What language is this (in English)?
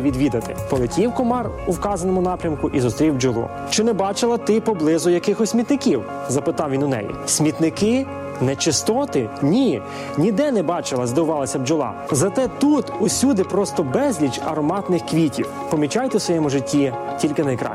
Ukrainian